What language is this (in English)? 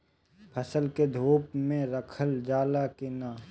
Bhojpuri